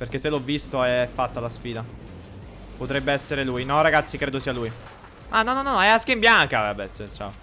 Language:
Italian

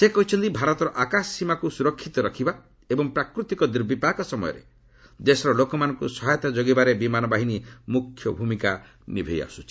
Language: Odia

